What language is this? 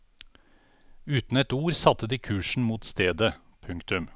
Norwegian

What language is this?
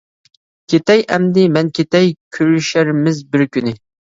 Uyghur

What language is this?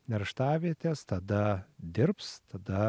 Lithuanian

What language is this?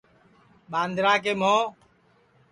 Sansi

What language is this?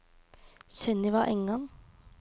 Norwegian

